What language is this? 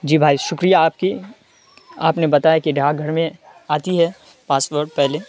Urdu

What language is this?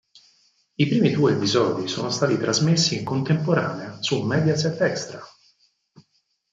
Italian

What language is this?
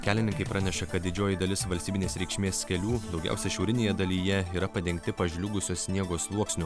Lithuanian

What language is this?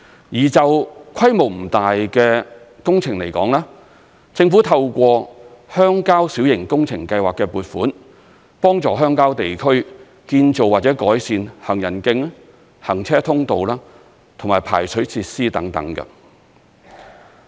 Cantonese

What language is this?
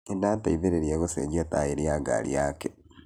Kikuyu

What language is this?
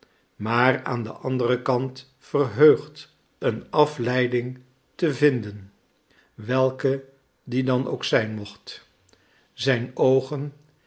Dutch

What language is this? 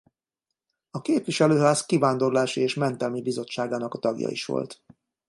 Hungarian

